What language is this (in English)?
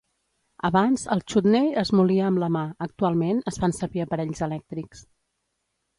Catalan